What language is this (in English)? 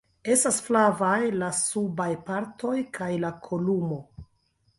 Esperanto